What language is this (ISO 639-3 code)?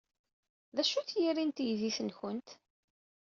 kab